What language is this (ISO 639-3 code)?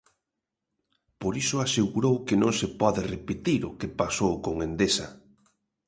glg